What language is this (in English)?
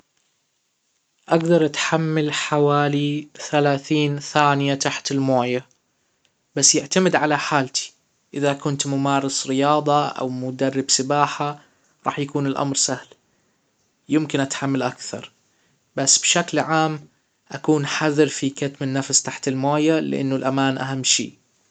Hijazi Arabic